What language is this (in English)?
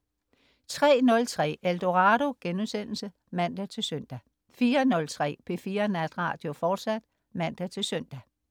Danish